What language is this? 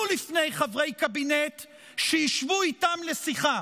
Hebrew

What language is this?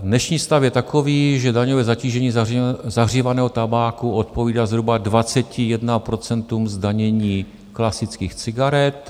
Czech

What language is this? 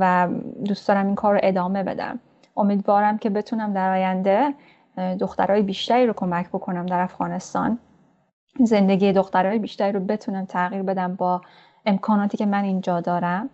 Persian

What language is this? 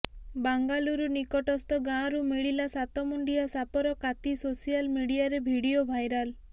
Odia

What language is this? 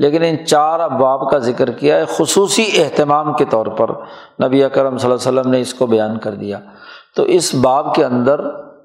Urdu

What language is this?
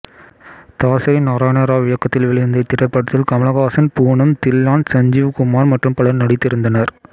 Tamil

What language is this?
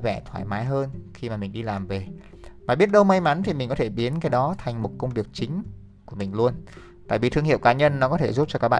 Vietnamese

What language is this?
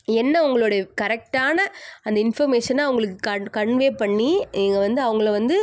Tamil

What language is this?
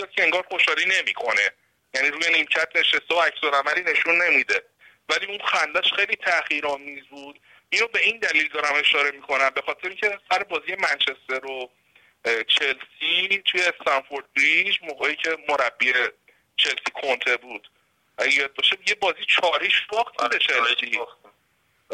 Persian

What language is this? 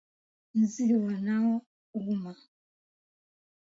Swahili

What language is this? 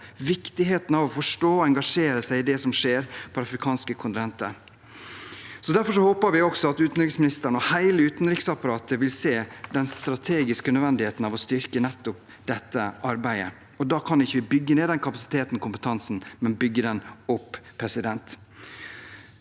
Norwegian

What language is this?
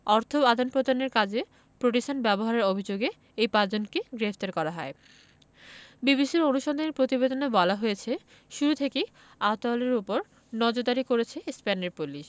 Bangla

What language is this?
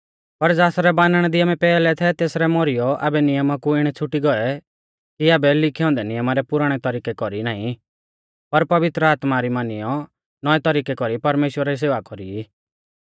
Mahasu Pahari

